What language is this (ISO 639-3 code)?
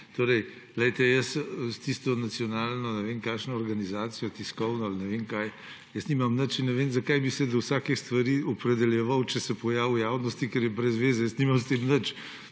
slv